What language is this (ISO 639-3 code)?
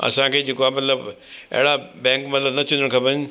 snd